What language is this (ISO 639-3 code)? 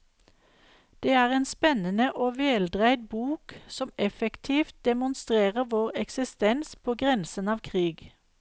nor